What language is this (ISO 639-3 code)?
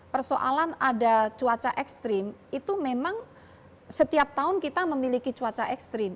ind